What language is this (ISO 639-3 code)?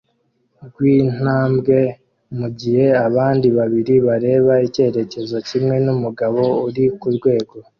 kin